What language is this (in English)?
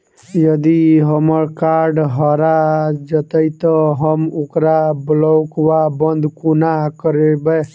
Maithili